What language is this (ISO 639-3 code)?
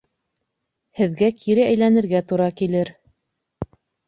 bak